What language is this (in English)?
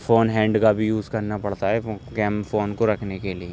Urdu